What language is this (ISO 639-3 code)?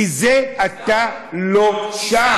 heb